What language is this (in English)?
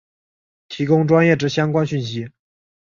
Chinese